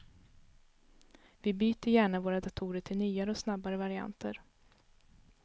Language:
Swedish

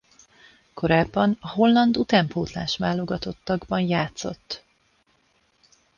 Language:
Hungarian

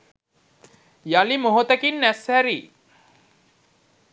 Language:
Sinhala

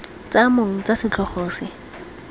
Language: Tswana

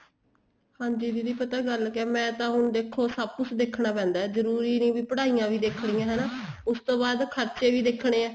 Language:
Punjabi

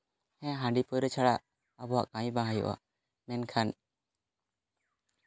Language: Santali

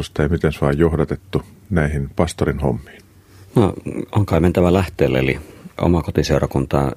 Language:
Finnish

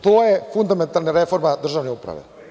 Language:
Serbian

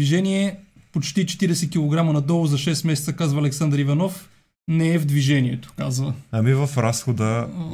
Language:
Bulgarian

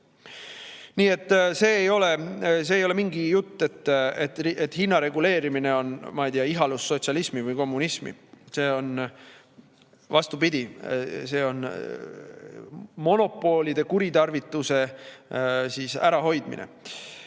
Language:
Estonian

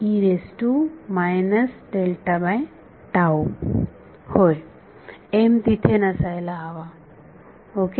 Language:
Marathi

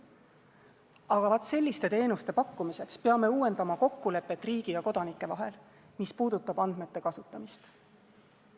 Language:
Estonian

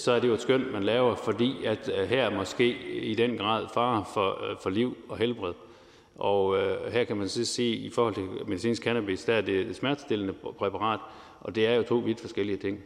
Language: Danish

